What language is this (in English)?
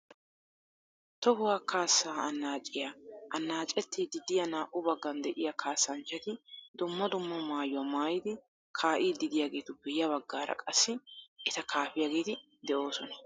Wolaytta